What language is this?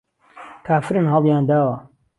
Central Kurdish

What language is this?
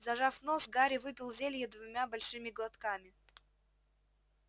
Russian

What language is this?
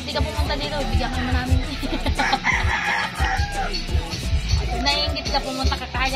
Filipino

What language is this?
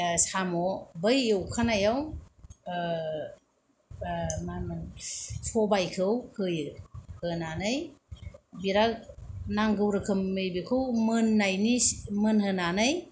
Bodo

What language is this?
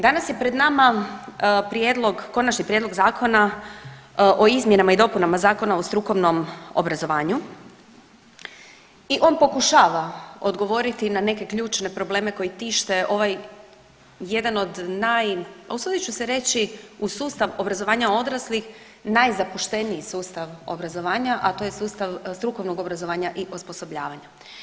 Croatian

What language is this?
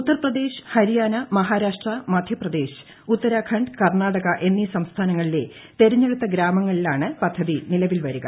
Malayalam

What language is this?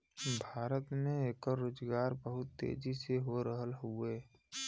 Bhojpuri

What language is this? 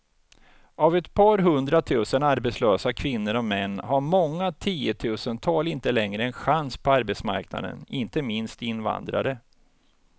Swedish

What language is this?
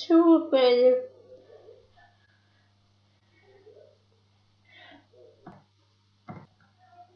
Russian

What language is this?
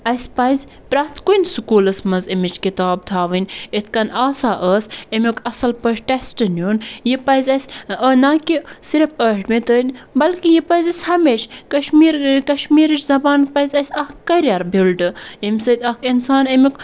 Kashmiri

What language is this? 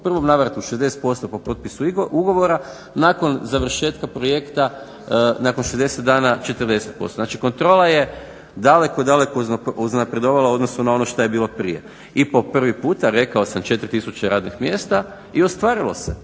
Croatian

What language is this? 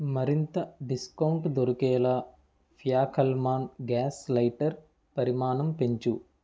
Telugu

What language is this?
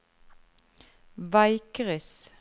Norwegian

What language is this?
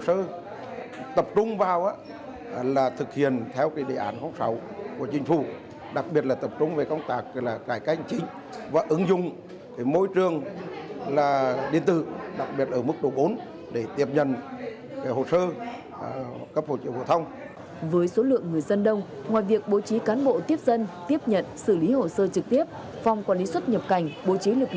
Vietnamese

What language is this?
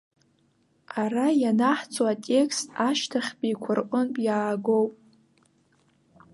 Abkhazian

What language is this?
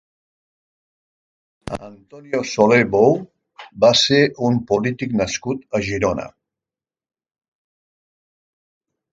Catalan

